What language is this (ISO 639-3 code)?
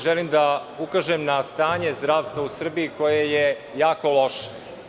srp